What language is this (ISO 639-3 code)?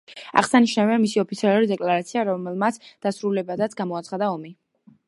kat